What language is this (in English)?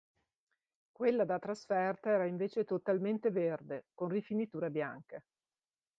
Italian